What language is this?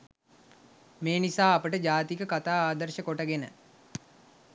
Sinhala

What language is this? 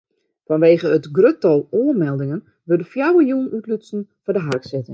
Western Frisian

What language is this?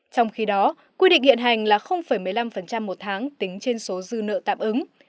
Vietnamese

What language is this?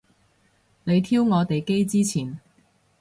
Cantonese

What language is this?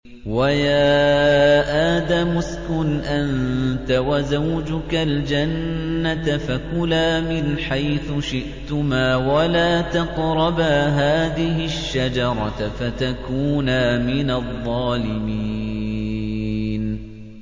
Arabic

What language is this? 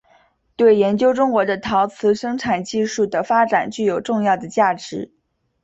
Chinese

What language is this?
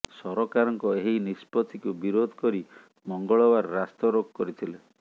Odia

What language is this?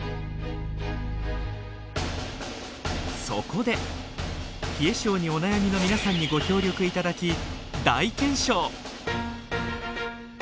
Japanese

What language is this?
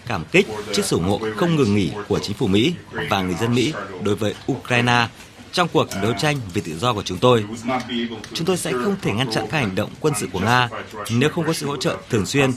Vietnamese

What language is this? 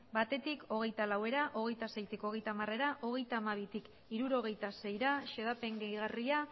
Basque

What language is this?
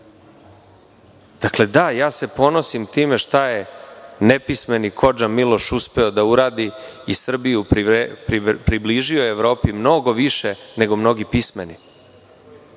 Serbian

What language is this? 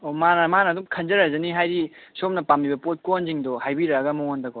Manipuri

